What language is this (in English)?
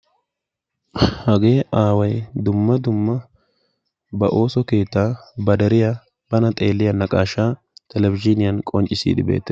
Wolaytta